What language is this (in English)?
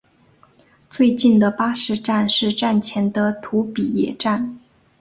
Chinese